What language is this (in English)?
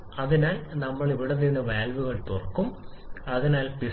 Malayalam